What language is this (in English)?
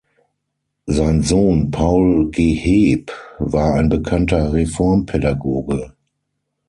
German